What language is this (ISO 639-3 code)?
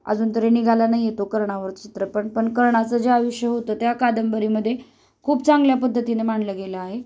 mar